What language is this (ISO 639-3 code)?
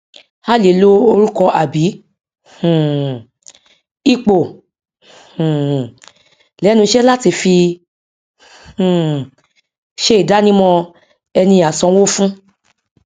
yor